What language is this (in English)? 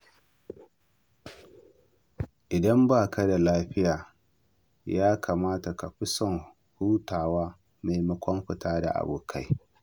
Hausa